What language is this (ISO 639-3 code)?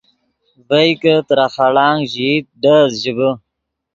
ydg